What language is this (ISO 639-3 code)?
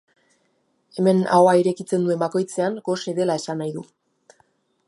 eus